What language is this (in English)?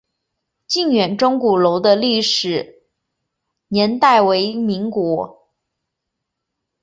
Chinese